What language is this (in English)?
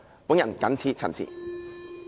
Cantonese